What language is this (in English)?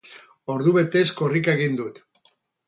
Basque